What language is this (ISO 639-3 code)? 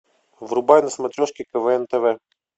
rus